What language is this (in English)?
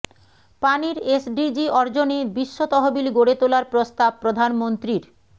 Bangla